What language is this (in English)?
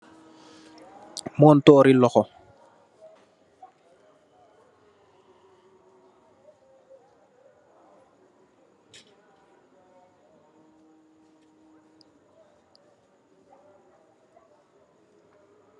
Wolof